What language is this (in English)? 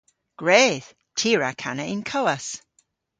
Cornish